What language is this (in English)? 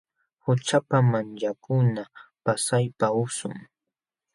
Jauja Wanca Quechua